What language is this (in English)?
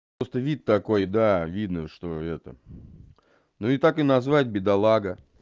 Russian